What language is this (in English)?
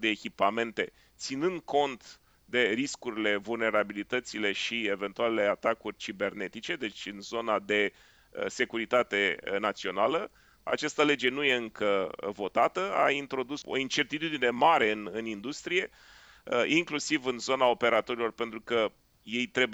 Romanian